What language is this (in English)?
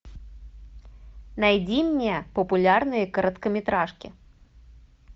Russian